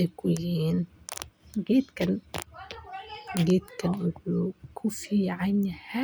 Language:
Somali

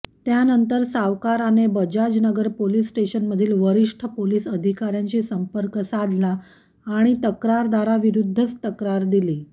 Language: Marathi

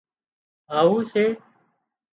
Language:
Wadiyara Koli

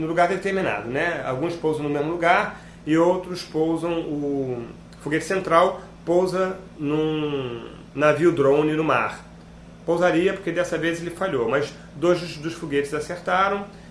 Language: Portuguese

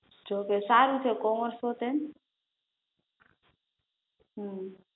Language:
Gujarati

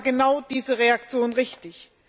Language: German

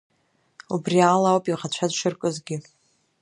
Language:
Abkhazian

